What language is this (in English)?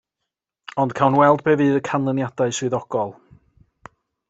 Welsh